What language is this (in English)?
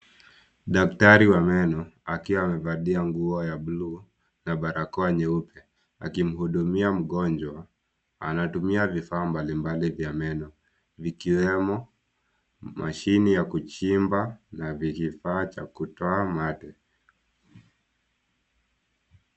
Swahili